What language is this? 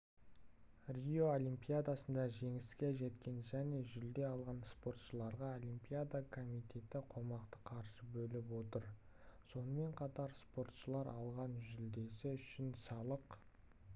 Kazakh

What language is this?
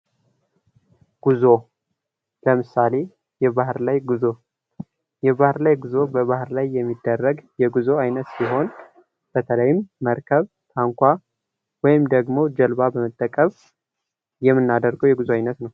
Amharic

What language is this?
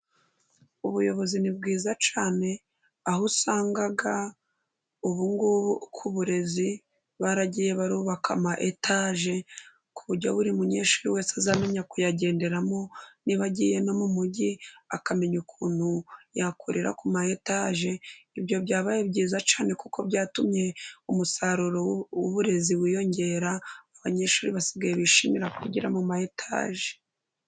Kinyarwanda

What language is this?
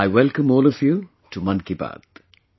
English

